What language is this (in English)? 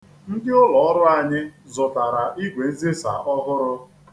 Igbo